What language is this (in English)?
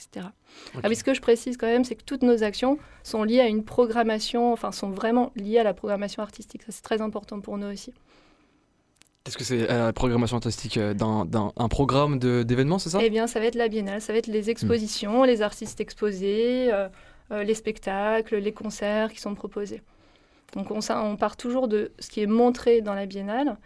French